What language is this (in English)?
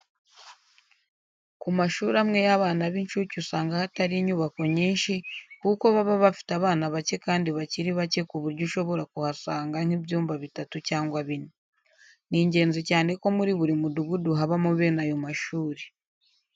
Kinyarwanda